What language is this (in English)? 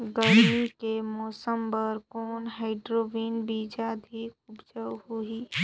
Chhattisgarhi